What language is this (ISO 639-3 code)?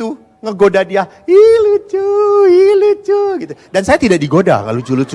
ind